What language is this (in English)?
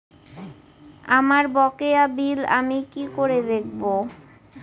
Bangla